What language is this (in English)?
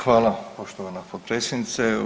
Croatian